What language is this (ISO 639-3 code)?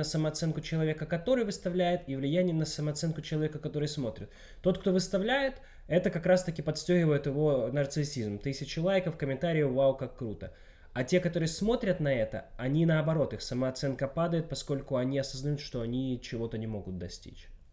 rus